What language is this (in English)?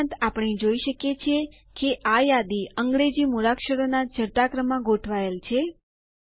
Gujarati